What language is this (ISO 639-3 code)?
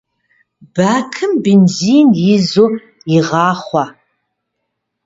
kbd